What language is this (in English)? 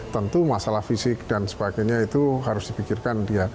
Indonesian